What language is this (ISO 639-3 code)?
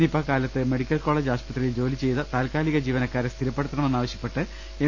mal